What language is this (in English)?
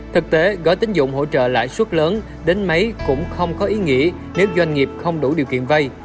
Vietnamese